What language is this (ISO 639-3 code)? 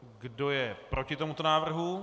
ces